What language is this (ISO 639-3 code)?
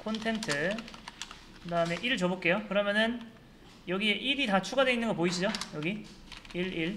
kor